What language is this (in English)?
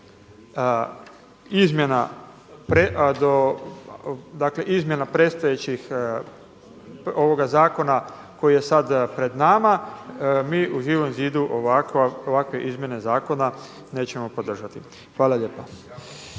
Croatian